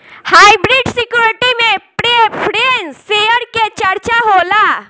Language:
Bhojpuri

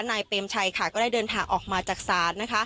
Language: Thai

